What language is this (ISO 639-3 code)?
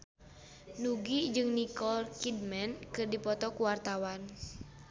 sun